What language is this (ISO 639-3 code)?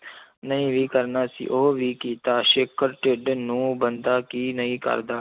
pan